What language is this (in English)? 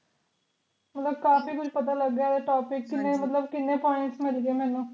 Punjabi